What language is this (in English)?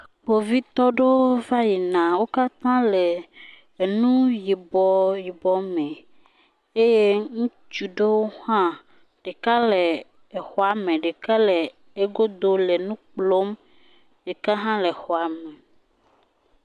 Ewe